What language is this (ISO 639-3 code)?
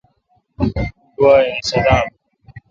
xka